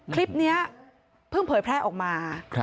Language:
Thai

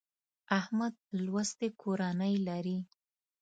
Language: Pashto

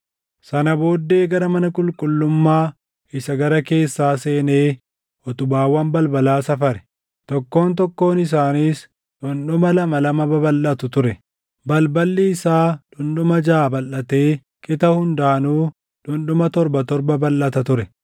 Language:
Oromo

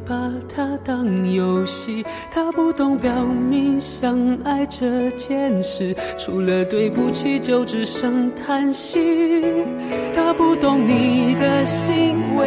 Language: Chinese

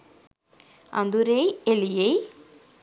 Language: Sinhala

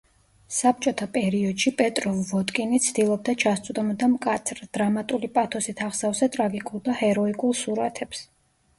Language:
Georgian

